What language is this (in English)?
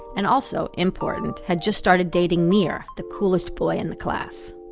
English